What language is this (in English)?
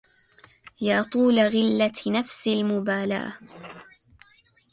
Arabic